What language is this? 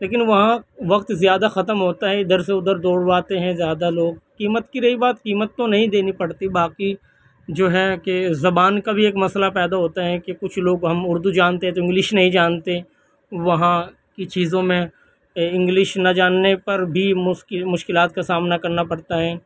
Urdu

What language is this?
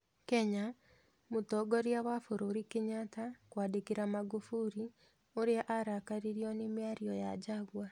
Kikuyu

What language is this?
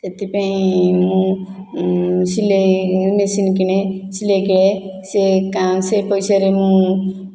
Odia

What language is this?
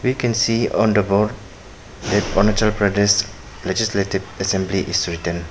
English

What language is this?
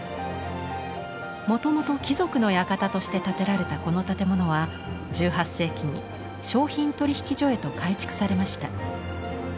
Japanese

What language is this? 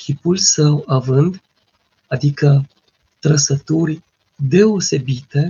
Romanian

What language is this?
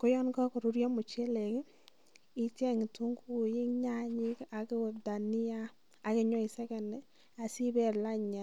Kalenjin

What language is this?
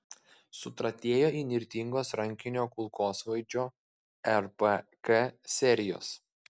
Lithuanian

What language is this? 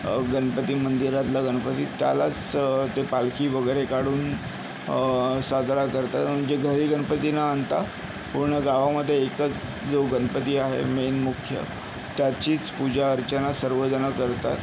Marathi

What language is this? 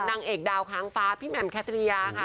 Thai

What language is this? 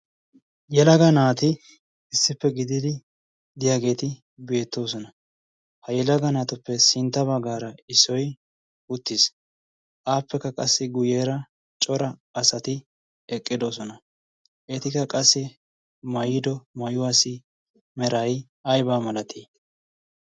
Wolaytta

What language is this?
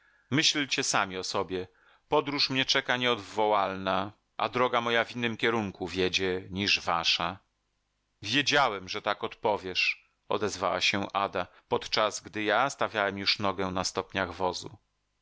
Polish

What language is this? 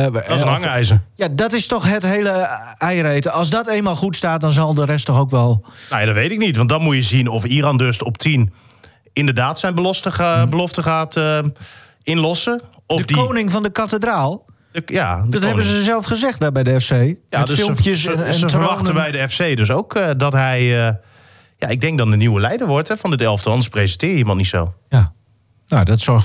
Dutch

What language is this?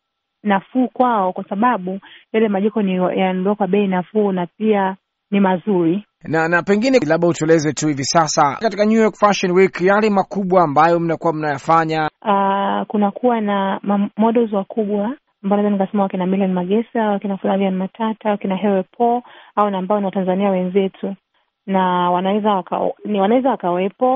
Swahili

